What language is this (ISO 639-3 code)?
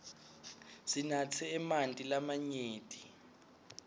ssw